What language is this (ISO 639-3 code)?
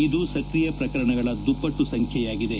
kan